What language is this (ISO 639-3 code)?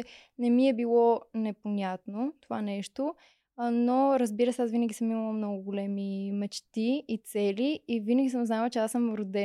bul